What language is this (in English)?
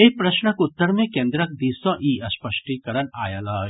Maithili